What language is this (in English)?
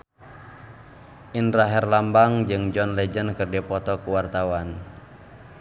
Sundanese